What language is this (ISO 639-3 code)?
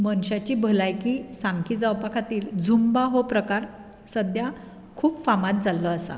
kok